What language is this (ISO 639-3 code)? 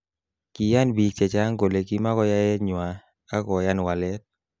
kln